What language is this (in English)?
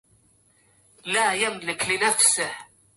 Arabic